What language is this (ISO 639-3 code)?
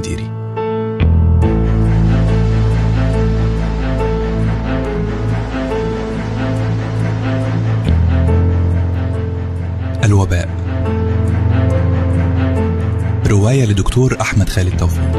ara